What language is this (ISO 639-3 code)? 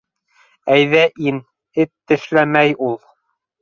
bak